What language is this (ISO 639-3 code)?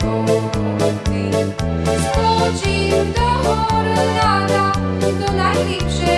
slk